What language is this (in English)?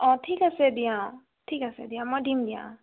Assamese